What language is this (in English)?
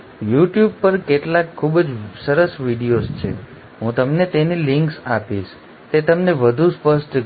Gujarati